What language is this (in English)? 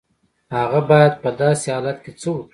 Pashto